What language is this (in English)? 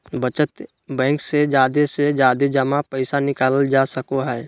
Magahi